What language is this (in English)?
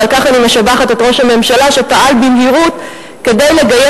Hebrew